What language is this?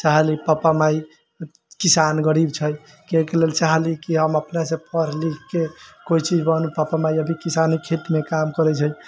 Maithili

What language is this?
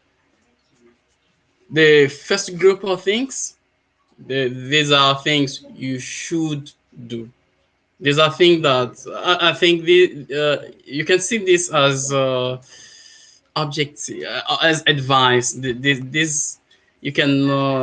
English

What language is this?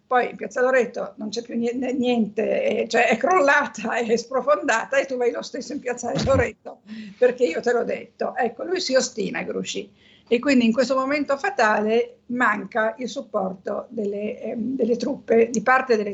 Italian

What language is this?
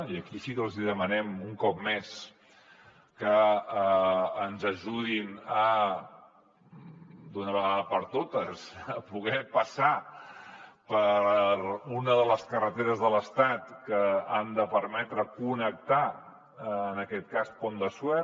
Catalan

